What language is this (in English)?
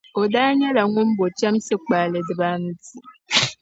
Dagbani